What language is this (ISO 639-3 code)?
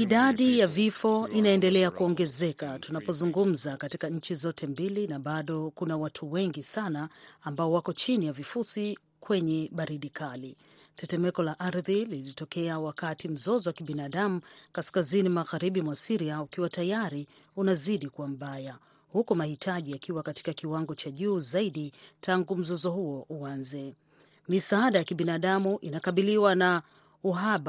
swa